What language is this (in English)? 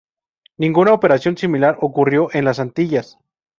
Spanish